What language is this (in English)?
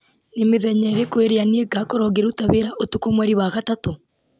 Kikuyu